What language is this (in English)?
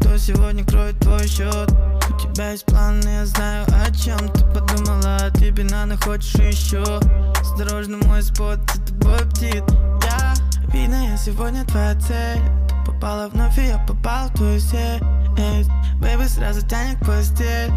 Russian